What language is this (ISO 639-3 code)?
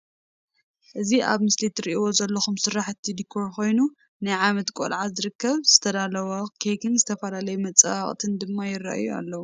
tir